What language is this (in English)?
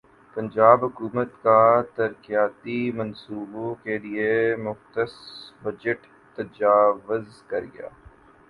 Urdu